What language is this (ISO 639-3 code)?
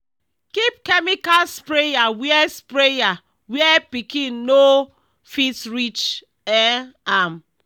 pcm